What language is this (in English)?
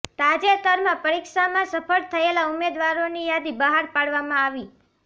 Gujarati